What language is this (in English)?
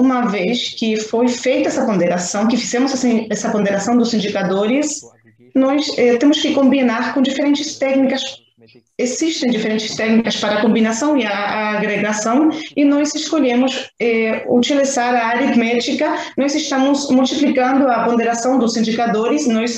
Portuguese